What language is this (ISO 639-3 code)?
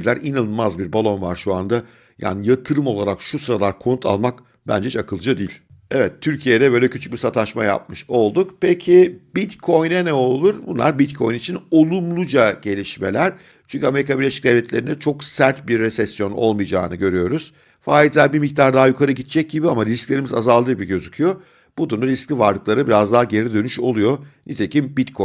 tur